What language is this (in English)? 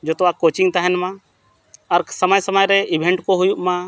Santali